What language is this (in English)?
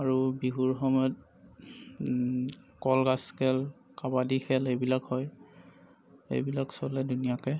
Assamese